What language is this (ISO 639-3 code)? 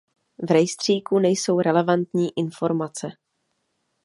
ces